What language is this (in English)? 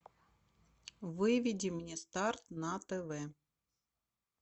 Russian